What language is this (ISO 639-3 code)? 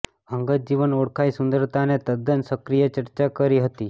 guj